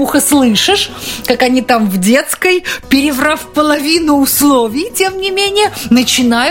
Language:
Russian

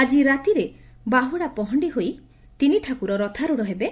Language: Odia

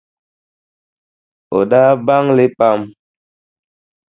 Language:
Dagbani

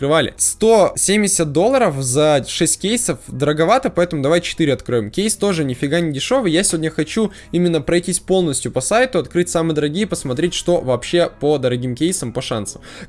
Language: Russian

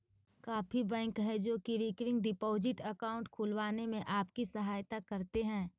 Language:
Magahi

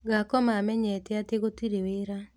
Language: Kikuyu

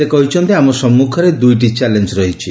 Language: Odia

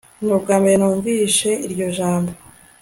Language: Kinyarwanda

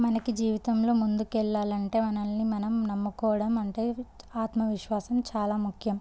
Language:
Telugu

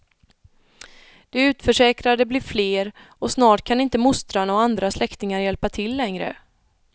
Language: Swedish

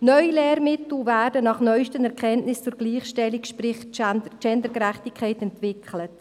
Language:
Swiss German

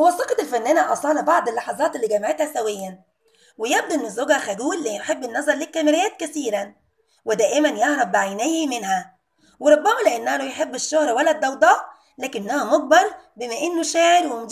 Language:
Arabic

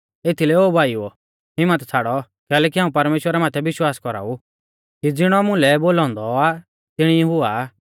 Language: Mahasu Pahari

